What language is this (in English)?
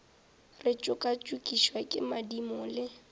Northern Sotho